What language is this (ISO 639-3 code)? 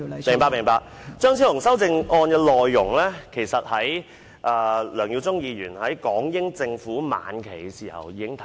yue